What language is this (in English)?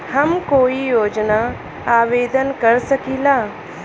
Bhojpuri